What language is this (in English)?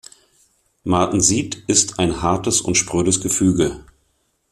German